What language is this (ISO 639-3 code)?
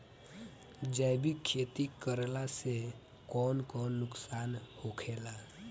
bho